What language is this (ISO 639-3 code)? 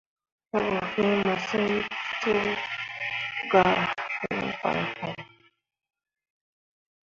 mua